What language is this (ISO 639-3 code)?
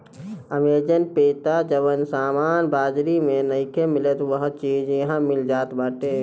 bho